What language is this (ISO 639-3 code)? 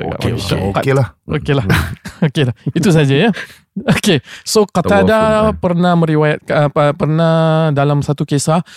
msa